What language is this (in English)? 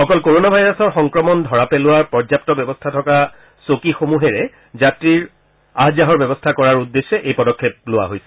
Assamese